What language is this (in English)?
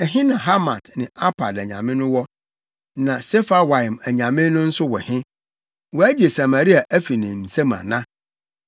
Akan